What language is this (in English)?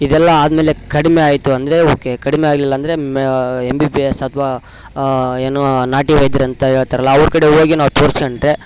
Kannada